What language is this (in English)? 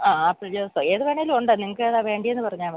Malayalam